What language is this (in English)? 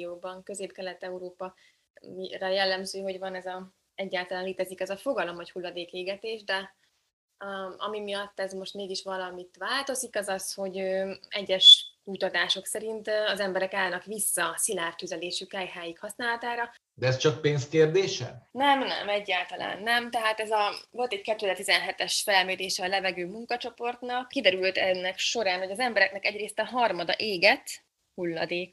Hungarian